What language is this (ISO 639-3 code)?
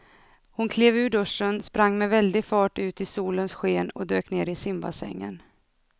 swe